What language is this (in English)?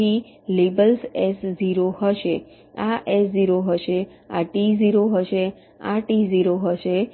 Gujarati